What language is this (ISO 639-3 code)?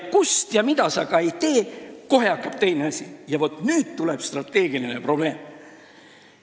est